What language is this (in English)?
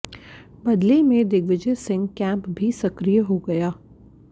Hindi